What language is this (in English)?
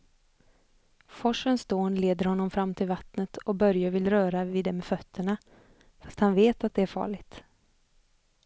Swedish